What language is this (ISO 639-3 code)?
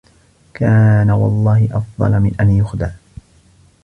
ara